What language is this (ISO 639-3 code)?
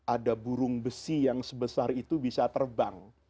ind